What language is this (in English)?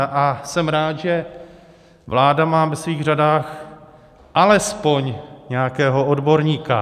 Czech